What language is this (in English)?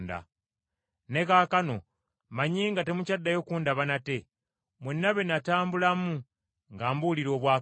Ganda